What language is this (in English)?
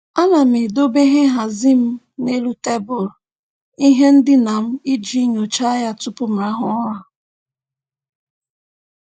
Igbo